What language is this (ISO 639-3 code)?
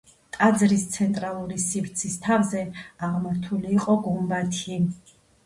kat